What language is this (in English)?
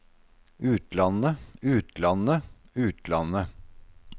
Norwegian